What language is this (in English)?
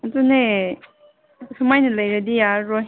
Manipuri